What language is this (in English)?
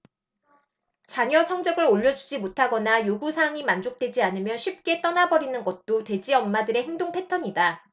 Korean